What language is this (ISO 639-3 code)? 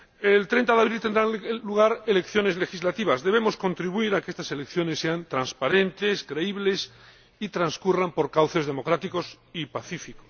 spa